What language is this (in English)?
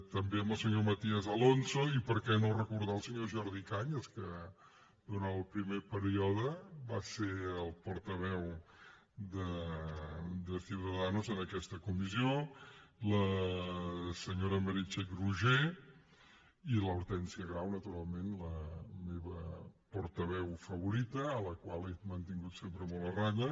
Catalan